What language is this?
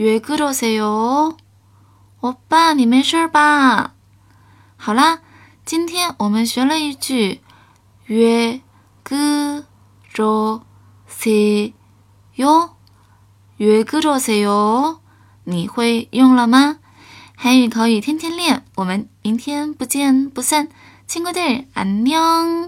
Chinese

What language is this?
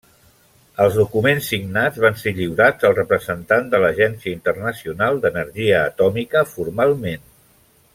Catalan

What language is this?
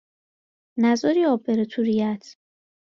Persian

